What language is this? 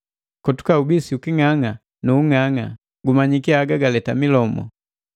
Matengo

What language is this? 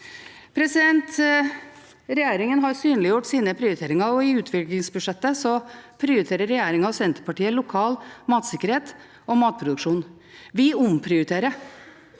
Norwegian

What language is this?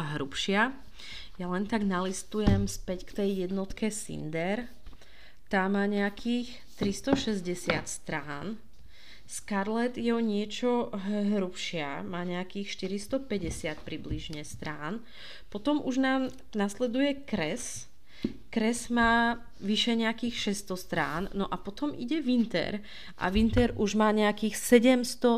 Slovak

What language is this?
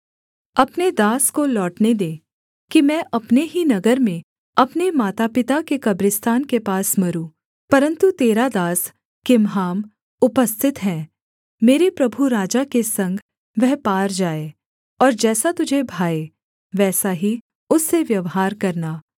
Hindi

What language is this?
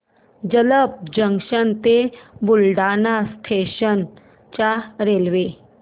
Marathi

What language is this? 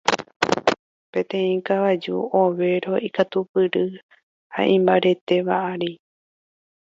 Guarani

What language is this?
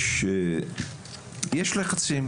Hebrew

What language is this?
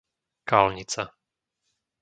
Slovak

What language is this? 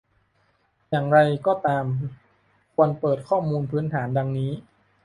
Thai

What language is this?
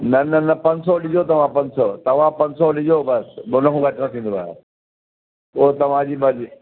Sindhi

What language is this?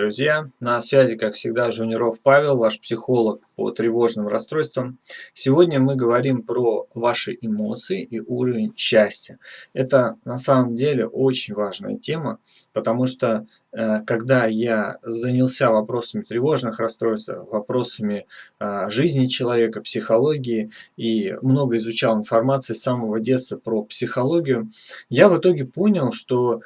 Russian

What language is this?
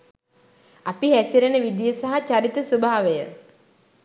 Sinhala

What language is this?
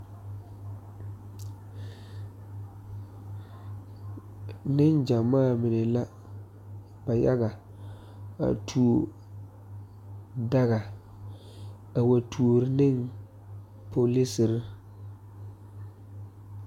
Southern Dagaare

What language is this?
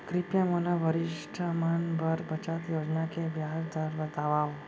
Chhattisgarhi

